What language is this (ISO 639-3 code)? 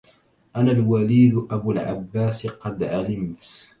ara